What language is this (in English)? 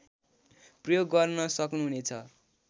Nepali